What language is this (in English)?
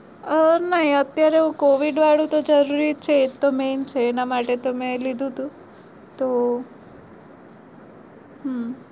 Gujarati